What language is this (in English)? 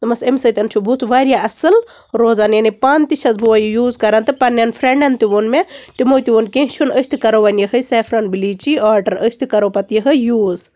Kashmiri